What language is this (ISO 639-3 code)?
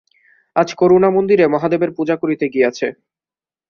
ben